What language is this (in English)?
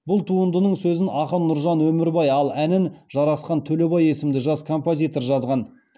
Kazakh